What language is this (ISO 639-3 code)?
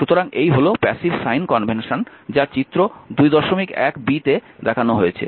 ben